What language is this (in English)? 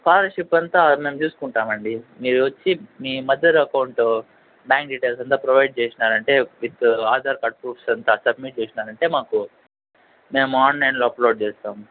Telugu